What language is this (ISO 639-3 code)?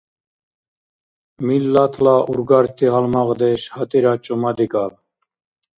dar